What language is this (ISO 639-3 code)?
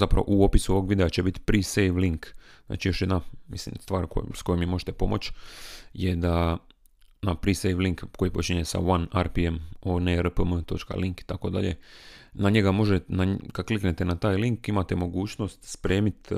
hrv